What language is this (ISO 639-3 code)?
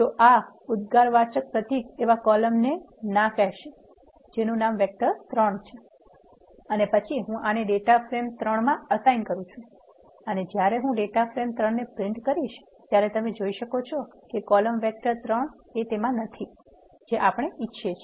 guj